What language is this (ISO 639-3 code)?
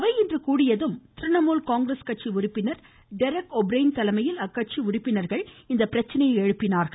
tam